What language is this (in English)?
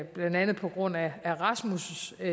Danish